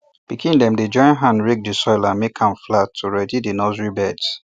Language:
Nigerian Pidgin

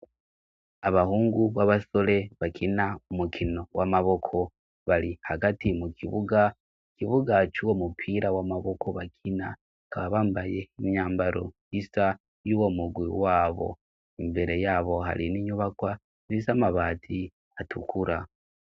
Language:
Rundi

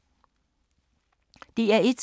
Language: Danish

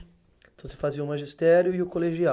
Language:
Portuguese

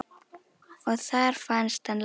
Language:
Icelandic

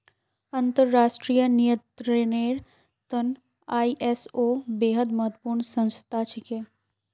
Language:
Magahi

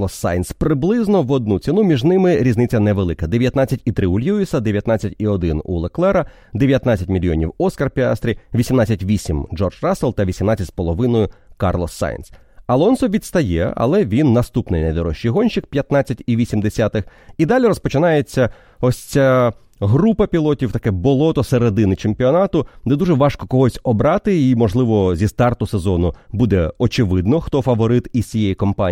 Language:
Ukrainian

